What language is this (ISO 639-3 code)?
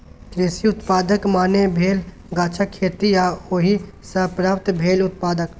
mai